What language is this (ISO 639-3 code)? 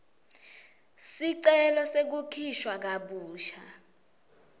ssw